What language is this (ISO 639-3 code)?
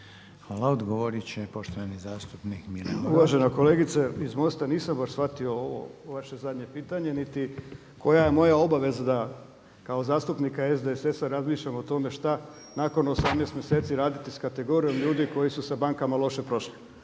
hrv